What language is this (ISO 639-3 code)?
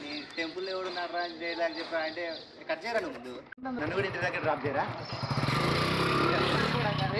tel